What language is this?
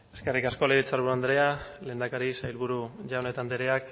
Basque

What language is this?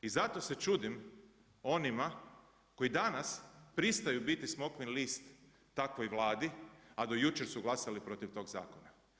Croatian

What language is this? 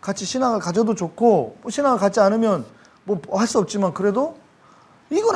Korean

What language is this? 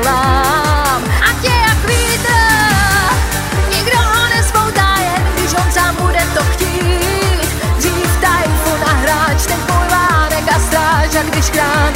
Slovak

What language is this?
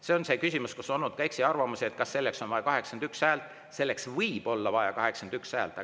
Estonian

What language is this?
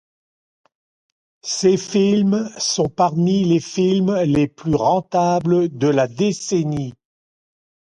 French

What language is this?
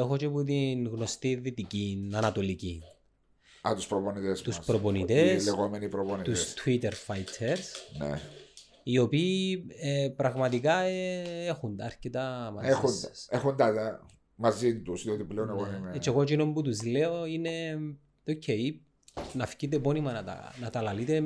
Greek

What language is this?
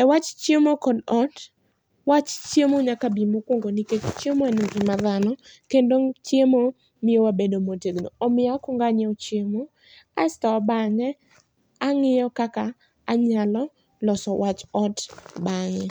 Luo (Kenya and Tanzania)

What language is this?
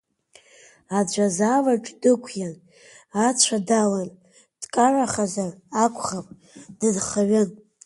Abkhazian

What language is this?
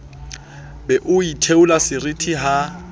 Southern Sotho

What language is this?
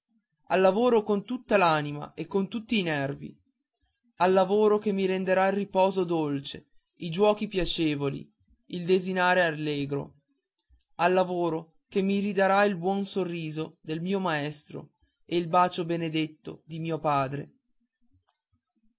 Italian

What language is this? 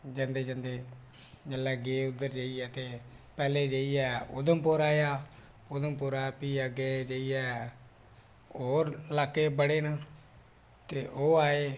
Dogri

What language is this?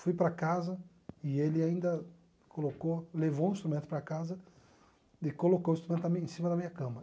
Portuguese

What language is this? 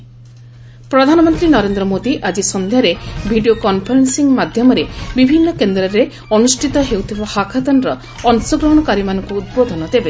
Odia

